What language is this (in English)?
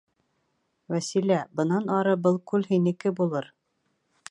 Bashkir